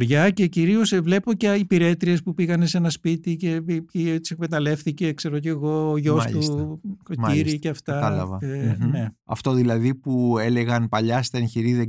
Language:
Greek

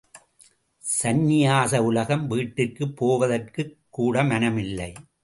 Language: Tamil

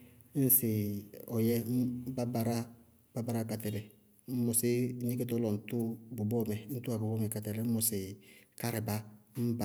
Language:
Bago-Kusuntu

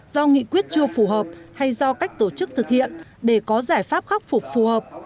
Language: Vietnamese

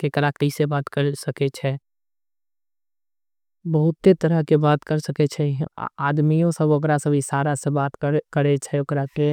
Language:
Angika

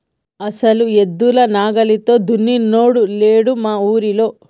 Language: Telugu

